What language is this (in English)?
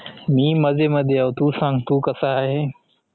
Marathi